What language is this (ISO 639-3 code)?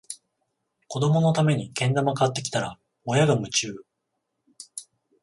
jpn